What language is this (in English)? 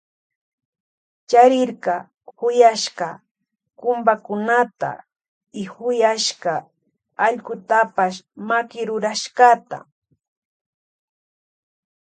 Loja Highland Quichua